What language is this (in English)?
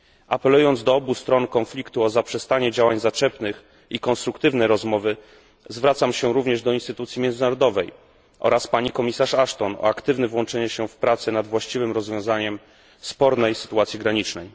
Polish